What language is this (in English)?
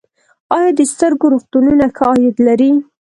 Pashto